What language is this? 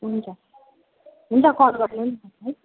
Nepali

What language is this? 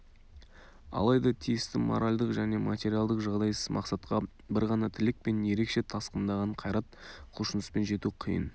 Kazakh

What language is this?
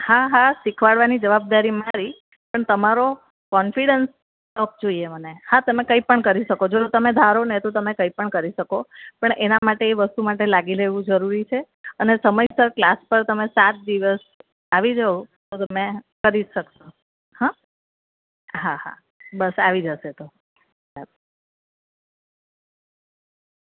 Gujarati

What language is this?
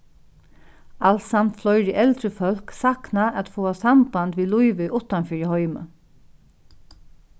Faroese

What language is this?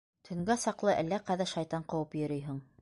Bashkir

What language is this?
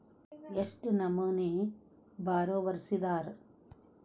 Kannada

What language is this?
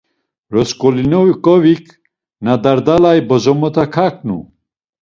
Laz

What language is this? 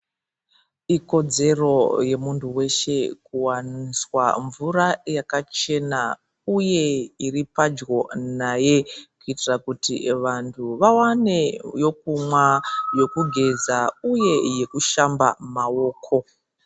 Ndau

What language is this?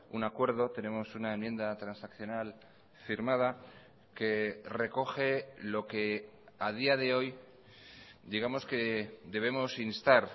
Spanish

